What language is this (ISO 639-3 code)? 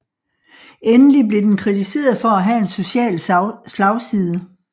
dan